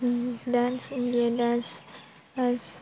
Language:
Bodo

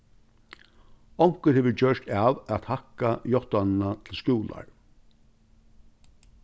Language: Faroese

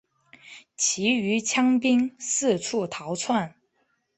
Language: Chinese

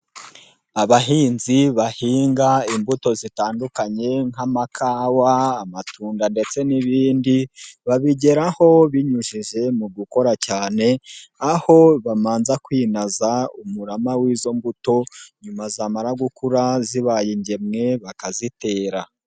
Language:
Kinyarwanda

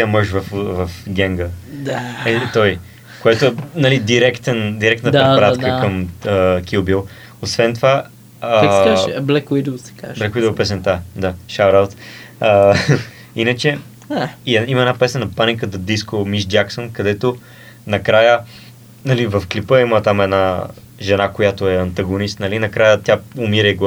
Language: Bulgarian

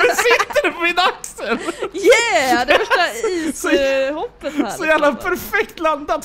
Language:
Swedish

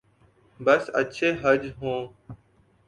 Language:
Urdu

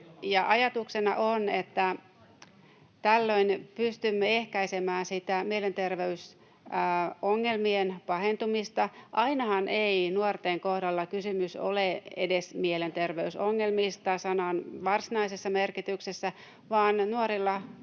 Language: Finnish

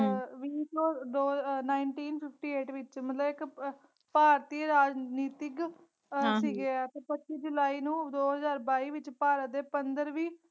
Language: Punjabi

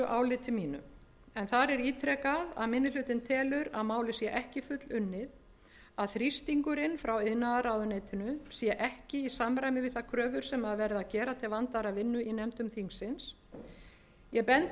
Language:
Icelandic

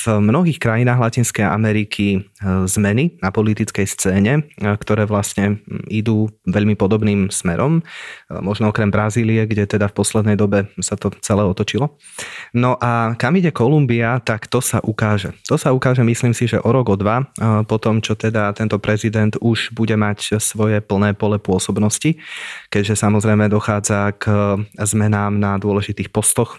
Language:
Slovak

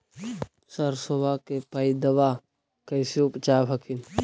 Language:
Magahi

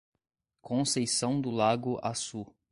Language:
Portuguese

